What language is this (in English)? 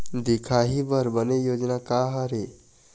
Chhattisgarhi